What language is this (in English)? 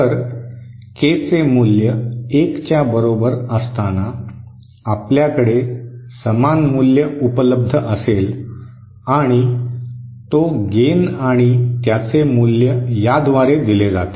Marathi